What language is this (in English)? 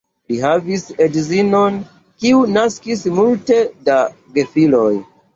Esperanto